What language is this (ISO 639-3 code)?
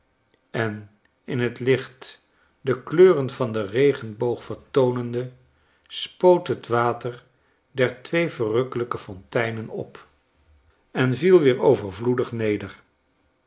nld